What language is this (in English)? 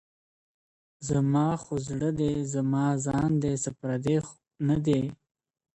Pashto